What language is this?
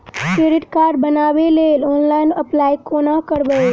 Maithili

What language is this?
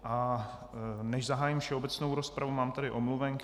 Czech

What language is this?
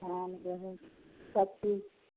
Maithili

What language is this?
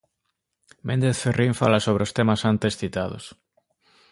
Galician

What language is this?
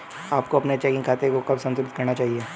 Hindi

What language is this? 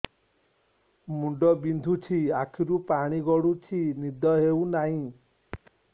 Odia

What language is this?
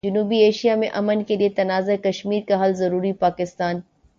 Urdu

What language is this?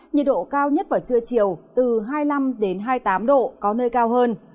Vietnamese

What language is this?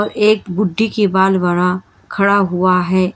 Hindi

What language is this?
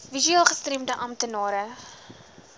Afrikaans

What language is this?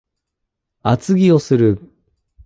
Japanese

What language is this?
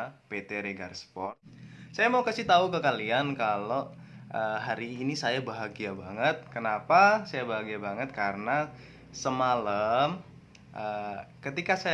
Indonesian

